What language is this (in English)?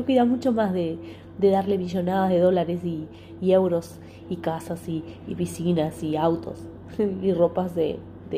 Spanish